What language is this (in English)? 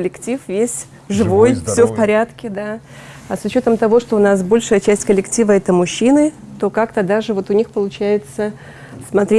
Russian